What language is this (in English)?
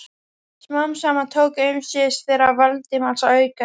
Icelandic